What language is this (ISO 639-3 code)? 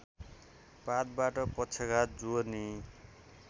nep